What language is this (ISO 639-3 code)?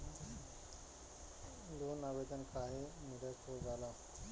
bho